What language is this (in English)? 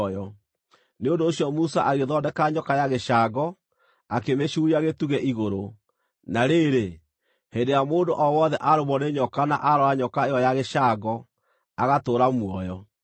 Kikuyu